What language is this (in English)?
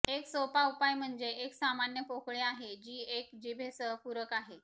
Marathi